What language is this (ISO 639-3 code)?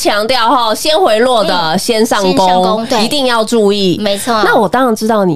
zho